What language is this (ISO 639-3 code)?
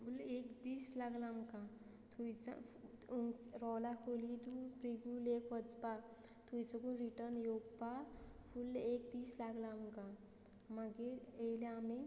kok